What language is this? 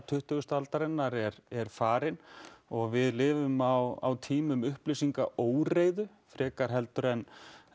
Icelandic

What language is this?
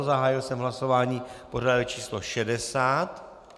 Czech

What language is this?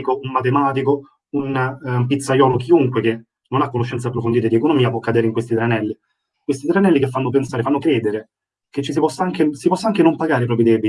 Italian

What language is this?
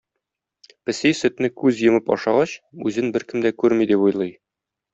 Tatar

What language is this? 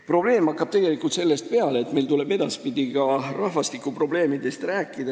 Estonian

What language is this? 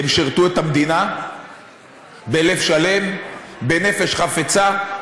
Hebrew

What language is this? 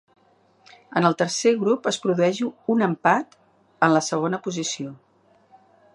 Catalan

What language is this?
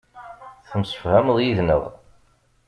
Kabyle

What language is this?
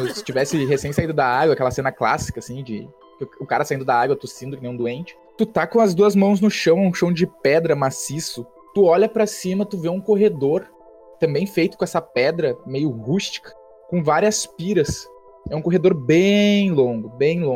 Portuguese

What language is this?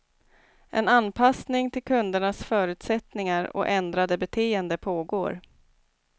Swedish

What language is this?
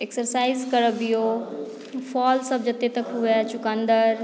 Maithili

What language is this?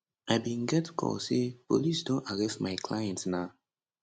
Nigerian Pidgin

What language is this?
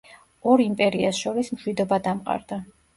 Georgian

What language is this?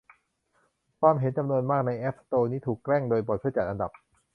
Thai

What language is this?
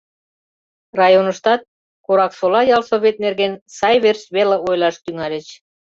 Mari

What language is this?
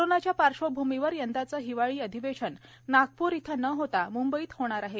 Marathi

